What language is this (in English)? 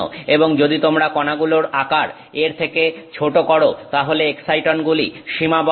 Bangla